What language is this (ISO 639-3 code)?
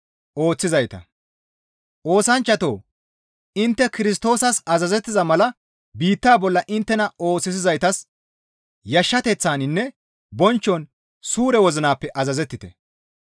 gmv